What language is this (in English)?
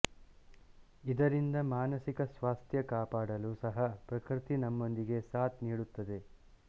Kannada